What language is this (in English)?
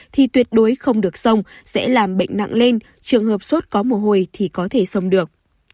Vietnamese